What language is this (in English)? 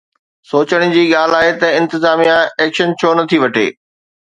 Sindhi